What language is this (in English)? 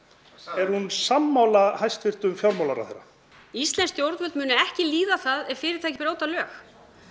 Icelandic